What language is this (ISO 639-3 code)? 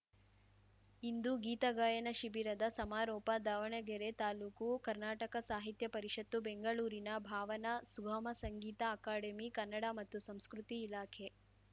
kan